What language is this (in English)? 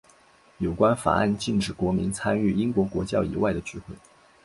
Chinese